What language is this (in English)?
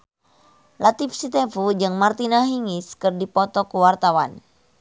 Sundanese